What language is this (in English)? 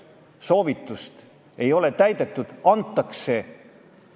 Estonian